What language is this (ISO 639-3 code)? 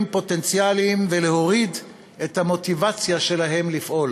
heb